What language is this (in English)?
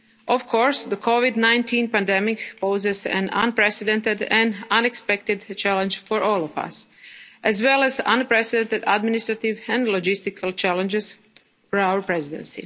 English